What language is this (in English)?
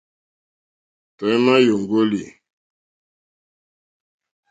Mokpwe